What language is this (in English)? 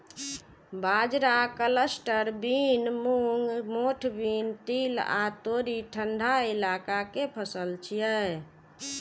Maithili